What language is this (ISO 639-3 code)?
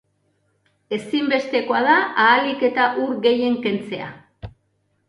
eus